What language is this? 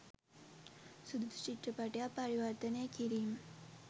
Sinhala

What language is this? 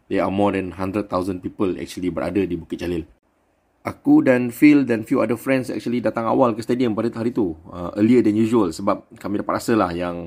Malay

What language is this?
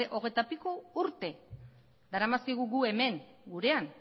Basque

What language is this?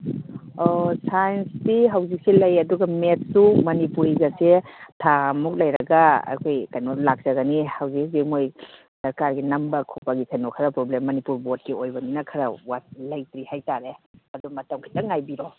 Manipuri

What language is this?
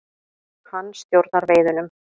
Icelandic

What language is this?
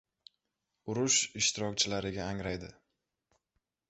Uzbek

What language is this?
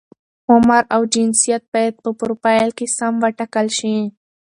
Pashto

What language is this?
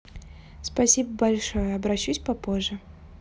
Russian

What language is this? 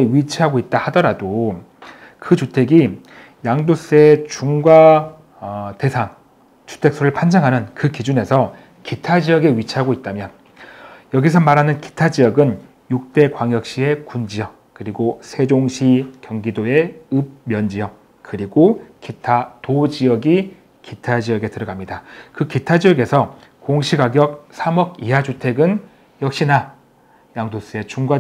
Korean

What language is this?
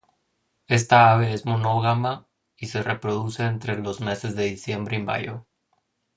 Spanish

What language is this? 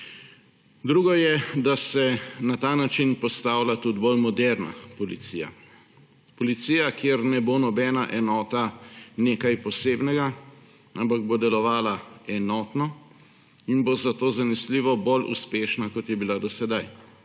Slovenian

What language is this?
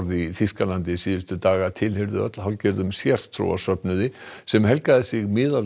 Icelandic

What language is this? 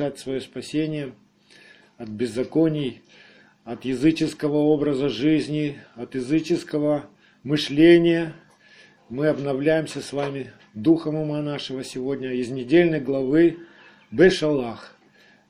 Russian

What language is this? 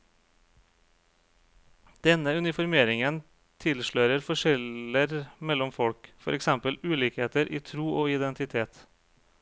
Norwegian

